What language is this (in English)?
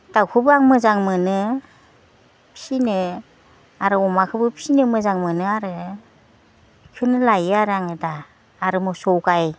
Bodo